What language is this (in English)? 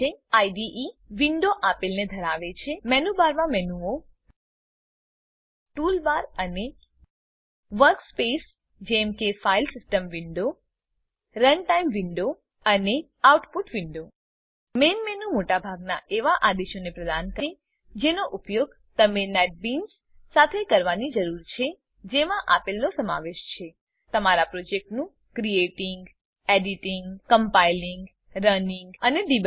Gujarati